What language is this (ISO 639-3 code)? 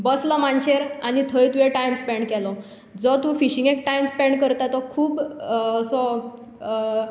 kok